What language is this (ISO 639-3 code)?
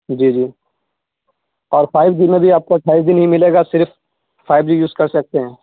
urd